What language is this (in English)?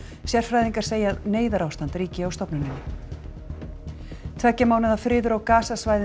Icelandic